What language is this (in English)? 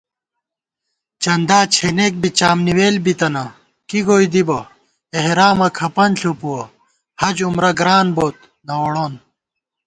Gawar-Bati